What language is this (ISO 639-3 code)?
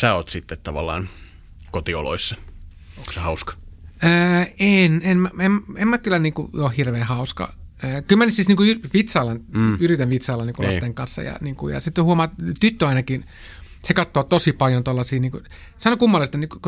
fin